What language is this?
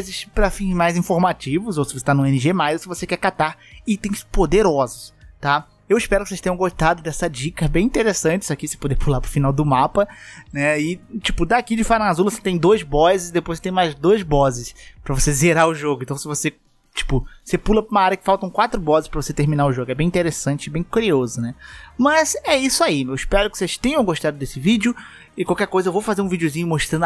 Portuguese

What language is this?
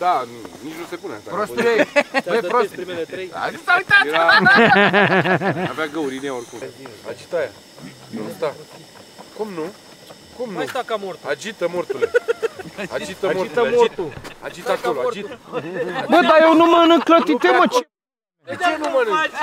Romanian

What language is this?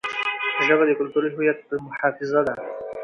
Pashto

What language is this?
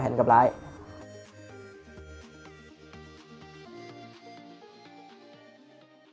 Vietnamese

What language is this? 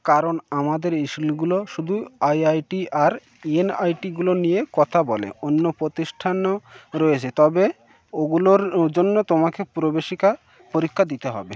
Bangla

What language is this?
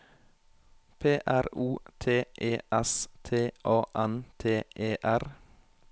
Norwegian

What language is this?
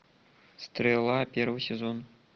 Russian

